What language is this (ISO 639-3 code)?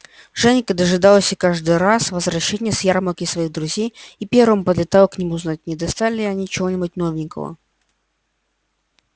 rus